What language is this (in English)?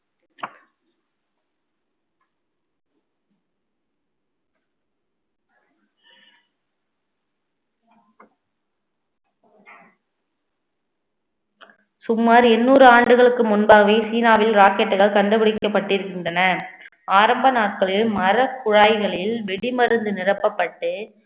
Tamil